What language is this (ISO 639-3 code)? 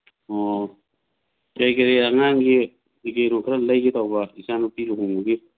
mni